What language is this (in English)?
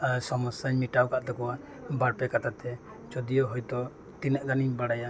Santali